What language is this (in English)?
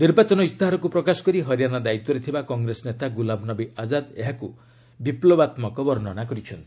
Odia